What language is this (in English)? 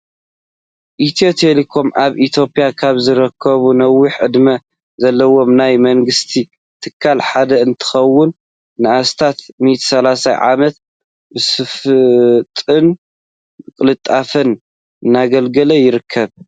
Tigrinya